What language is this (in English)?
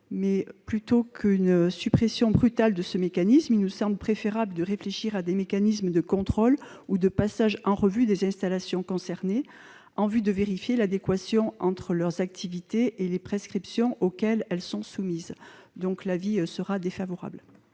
French